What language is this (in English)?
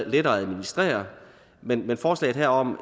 Danish